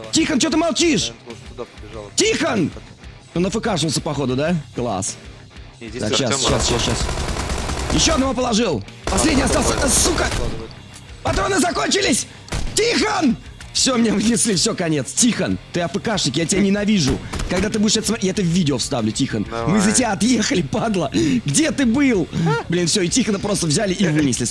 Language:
Russian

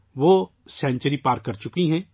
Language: Urdu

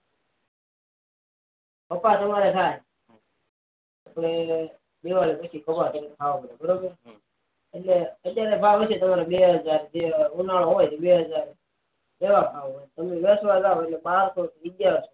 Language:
Gujarati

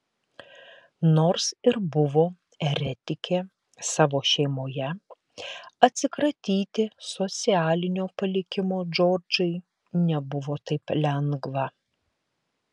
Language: Lithuanian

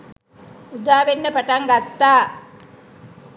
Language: Sinhala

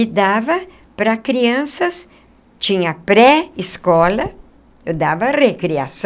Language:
Portuguese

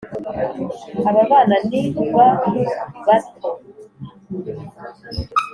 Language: Kinyarwanda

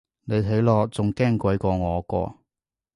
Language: Cantonese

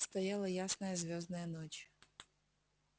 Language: Russian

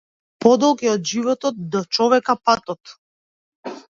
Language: Macedonian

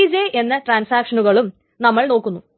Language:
Malayalam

